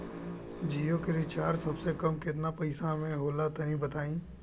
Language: Bhojpuri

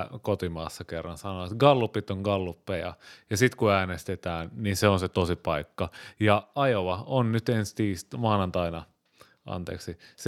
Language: Finnish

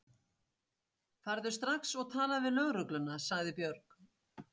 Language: Icelandic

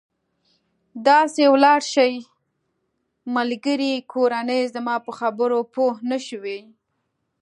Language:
Pashto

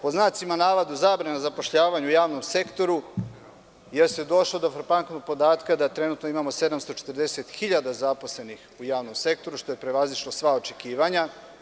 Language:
Serbian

